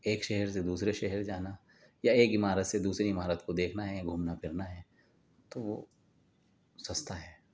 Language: Urdu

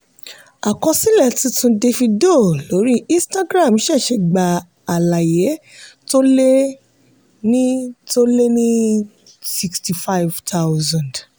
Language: Yoruba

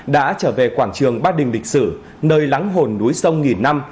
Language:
Vietnamese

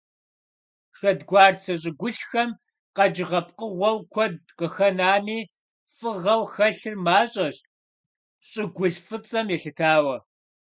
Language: Kabardian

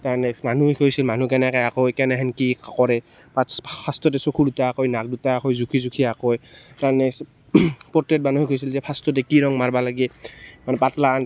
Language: Assamese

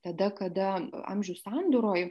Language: Lithuanian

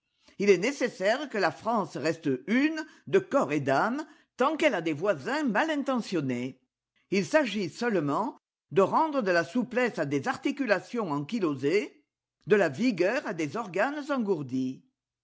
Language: French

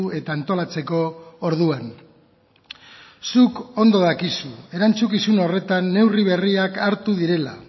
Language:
Basque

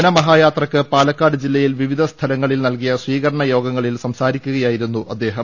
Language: Malayalam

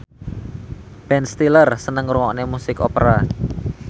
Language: Javanese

